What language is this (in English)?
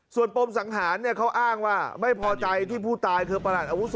Thai